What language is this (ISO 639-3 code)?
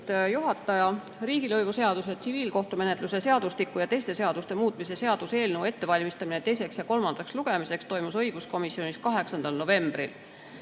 est